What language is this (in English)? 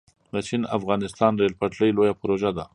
Pashto